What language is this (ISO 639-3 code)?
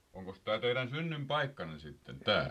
fin